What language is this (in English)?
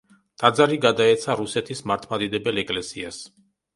Georgian